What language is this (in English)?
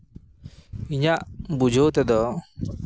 Santali